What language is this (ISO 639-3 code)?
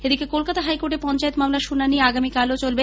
ben